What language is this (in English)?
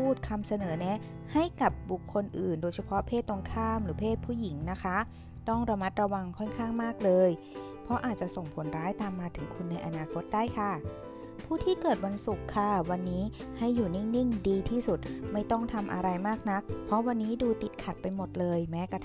Thai